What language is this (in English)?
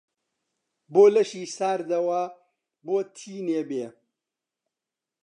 Central Kurdish